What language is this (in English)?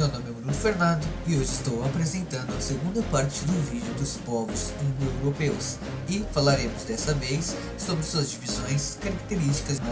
Portuguese